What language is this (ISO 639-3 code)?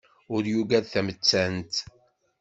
kab